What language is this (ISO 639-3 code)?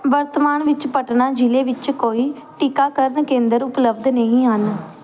pan